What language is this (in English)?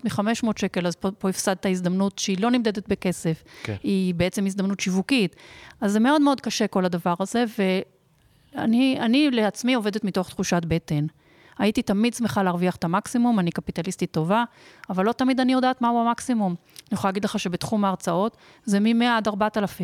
Hebrew